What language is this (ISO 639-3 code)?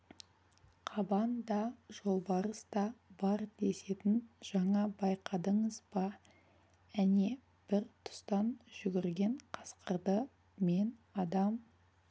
kaz